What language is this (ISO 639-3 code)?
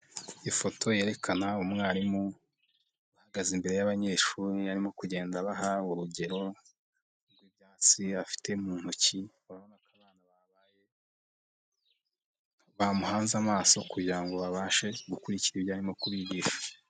kin